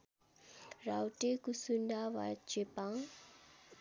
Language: Nepali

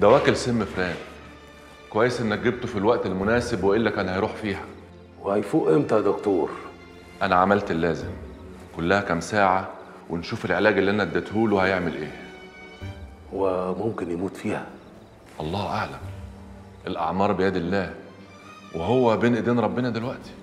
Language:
Arabic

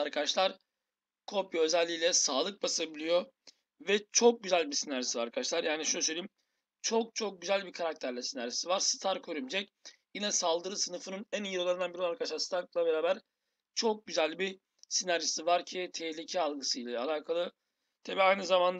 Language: Turkish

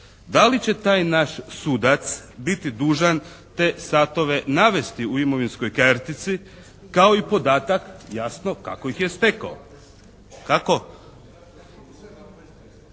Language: Croatian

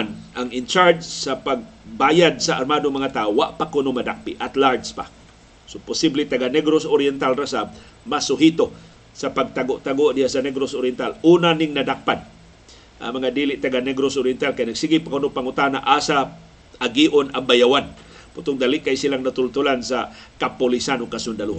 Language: Filipino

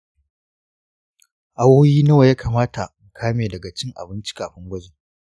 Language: Hausa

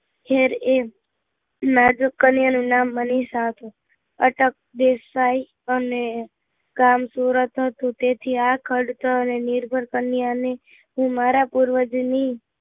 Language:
Gujarati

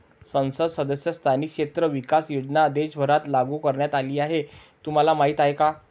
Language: Marathi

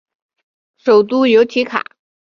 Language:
Chinese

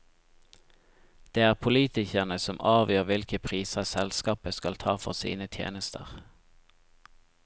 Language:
Norwegian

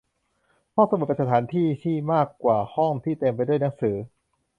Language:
Thai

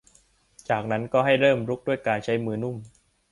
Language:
Thai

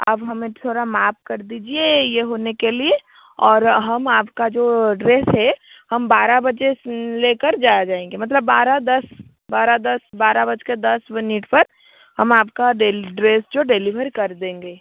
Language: Hindi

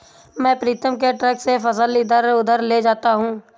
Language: Hindi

